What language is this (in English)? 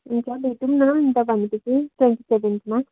Nepali